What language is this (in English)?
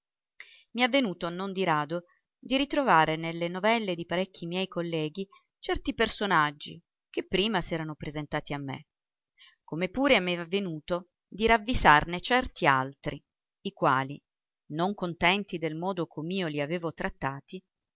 Italian